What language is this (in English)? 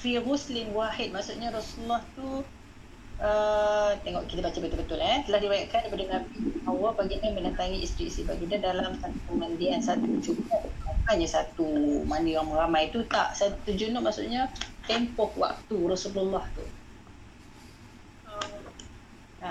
Malay